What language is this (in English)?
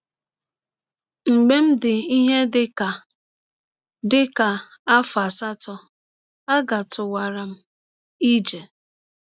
Igbo